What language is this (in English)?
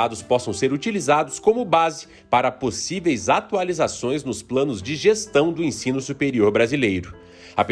Portuguese